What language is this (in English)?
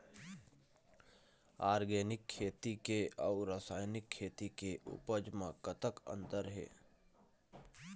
Chhattisgarhi